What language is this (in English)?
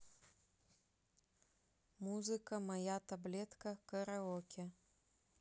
Russian